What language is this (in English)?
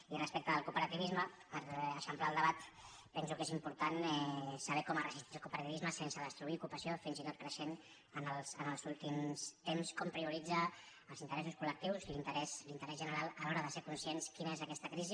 Catalan